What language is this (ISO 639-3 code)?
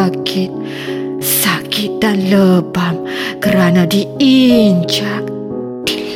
msa